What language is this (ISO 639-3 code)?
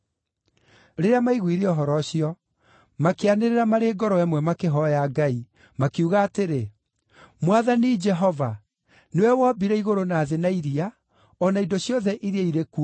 kik